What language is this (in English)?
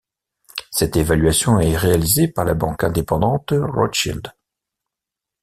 French